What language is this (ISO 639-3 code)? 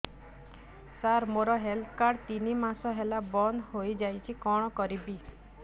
ori